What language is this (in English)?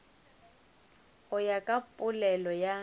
Northern Sotho